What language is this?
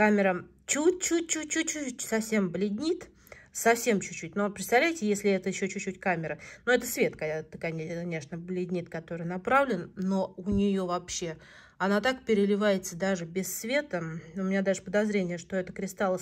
Russian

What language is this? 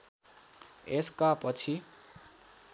Nepali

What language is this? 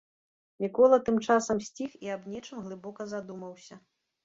Belarusian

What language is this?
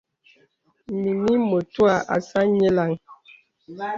Bebele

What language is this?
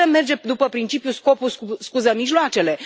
Romanian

